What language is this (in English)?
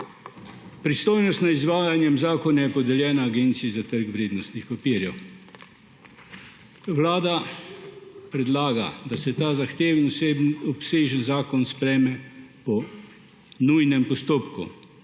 Slovenian